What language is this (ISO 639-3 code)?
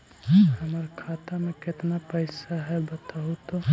mag